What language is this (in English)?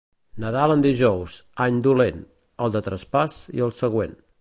Catalan